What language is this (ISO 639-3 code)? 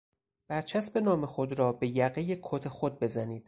fas